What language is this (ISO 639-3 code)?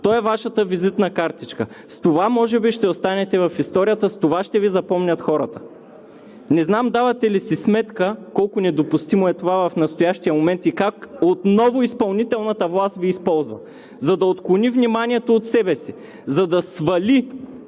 bul